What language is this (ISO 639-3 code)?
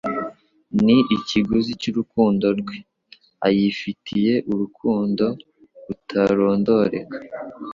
kin